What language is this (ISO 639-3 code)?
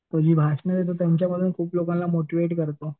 mar